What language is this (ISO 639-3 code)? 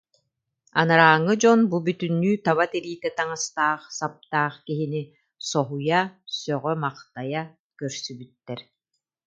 sah